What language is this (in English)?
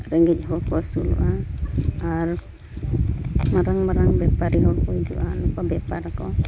Santali